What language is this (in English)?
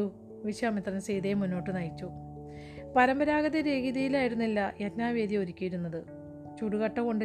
Malayalam